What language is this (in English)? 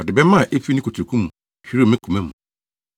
Akan